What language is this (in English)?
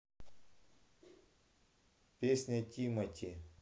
Russian